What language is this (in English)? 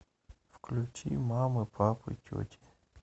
Russian